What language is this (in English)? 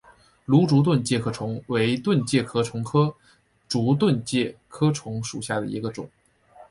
Chinese